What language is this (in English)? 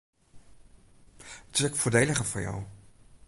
Western Frisian